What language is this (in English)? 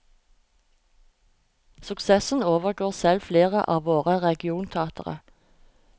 Norwegian